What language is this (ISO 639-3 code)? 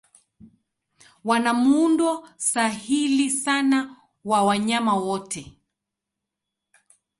swa